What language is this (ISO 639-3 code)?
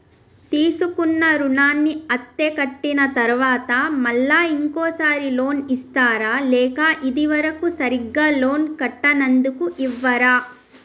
tel